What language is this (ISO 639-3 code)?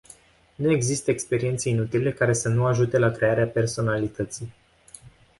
ron